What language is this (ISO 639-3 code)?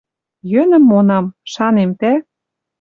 mrj